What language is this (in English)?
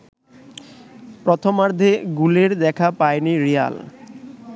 Bangla